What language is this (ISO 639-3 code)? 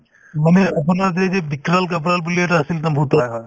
asm